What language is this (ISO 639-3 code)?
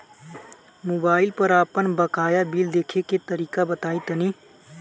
bho